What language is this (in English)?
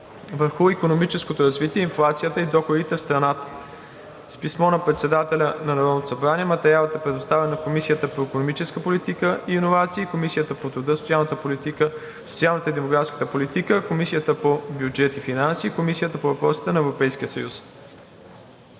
Bulgarian